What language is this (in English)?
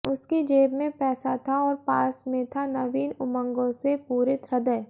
Hindi